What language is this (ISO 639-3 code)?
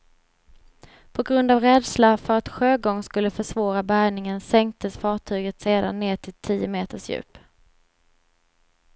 swe